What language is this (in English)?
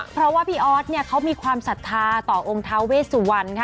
Thai